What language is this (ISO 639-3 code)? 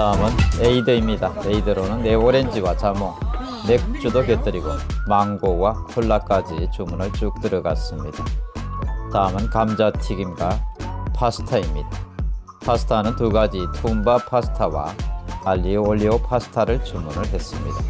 kor